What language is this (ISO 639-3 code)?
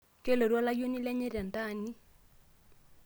mas